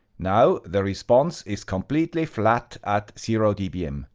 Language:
English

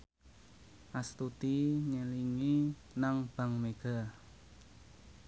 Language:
Javanese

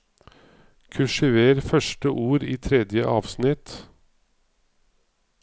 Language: Norwegian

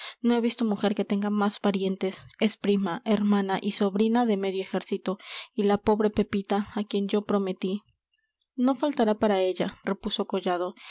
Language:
Spanish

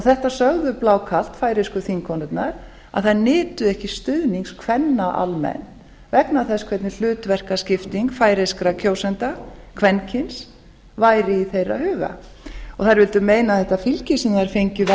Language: Icelandic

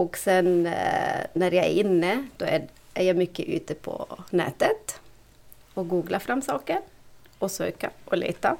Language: Swedish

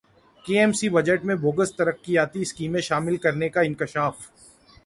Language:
Urdu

